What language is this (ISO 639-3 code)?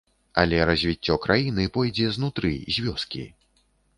bel